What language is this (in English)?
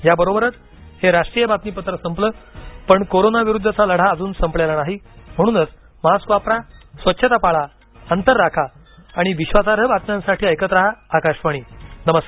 Marathi